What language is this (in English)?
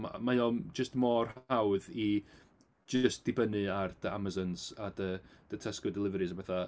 Welsh